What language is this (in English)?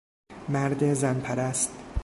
Persian